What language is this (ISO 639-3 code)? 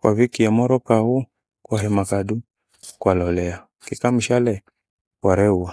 gwe